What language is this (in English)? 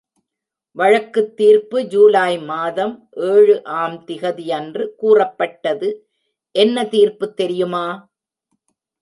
Tamil